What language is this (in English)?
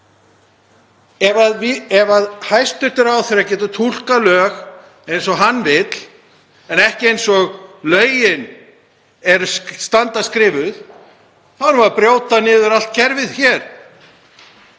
Icelandic